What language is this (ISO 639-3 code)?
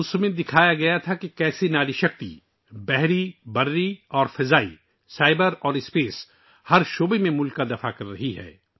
urd